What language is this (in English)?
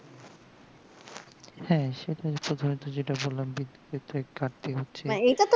Bangla